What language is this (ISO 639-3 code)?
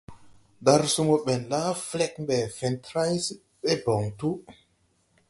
tui